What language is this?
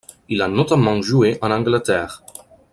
French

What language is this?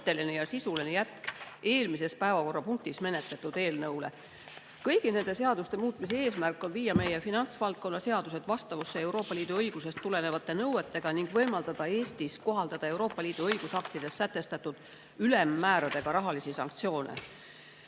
Estonian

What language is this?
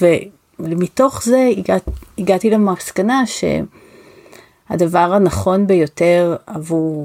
Hebrew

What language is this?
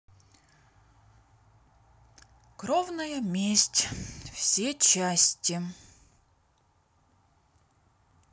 Russian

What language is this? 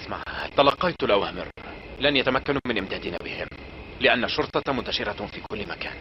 Arabic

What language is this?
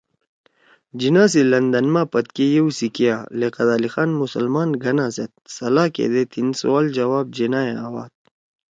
Torwali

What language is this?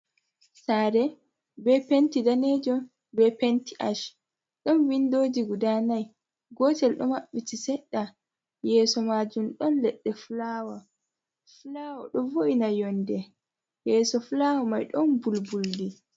Fula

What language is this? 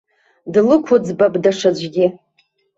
Abkhazian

